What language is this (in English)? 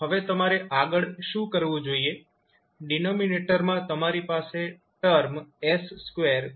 Gujarati